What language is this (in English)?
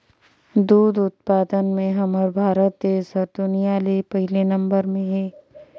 Chhattisgarhi